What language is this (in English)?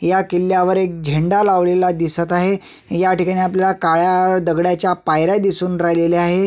Marathi